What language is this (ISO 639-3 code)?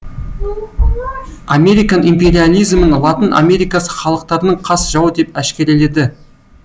kaz